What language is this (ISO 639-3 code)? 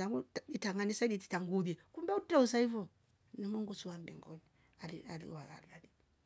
rof